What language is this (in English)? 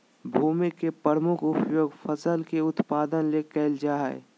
Magahi